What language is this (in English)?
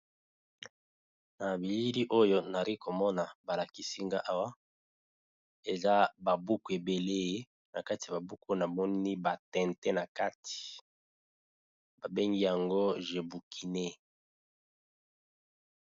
Lingala